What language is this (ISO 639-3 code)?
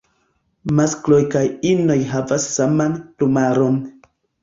epo